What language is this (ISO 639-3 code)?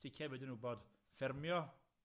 cym